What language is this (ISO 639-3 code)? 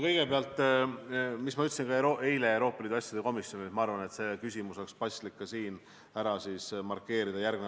est